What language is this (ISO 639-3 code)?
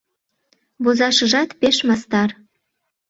chm